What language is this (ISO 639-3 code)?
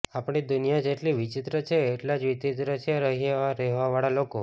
guj